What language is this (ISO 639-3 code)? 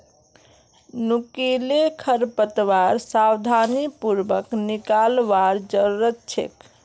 mag